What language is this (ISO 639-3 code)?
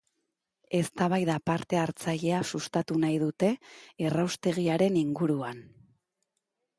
eus